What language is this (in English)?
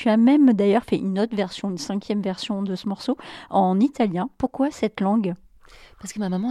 French